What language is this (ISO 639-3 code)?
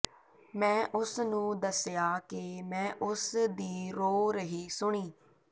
pan